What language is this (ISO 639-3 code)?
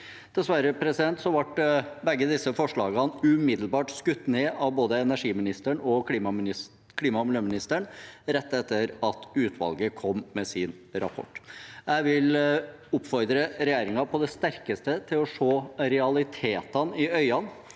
nor